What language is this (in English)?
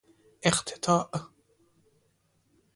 Persian